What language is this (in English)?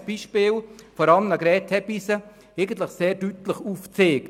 Swiss German